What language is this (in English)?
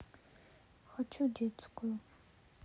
Russian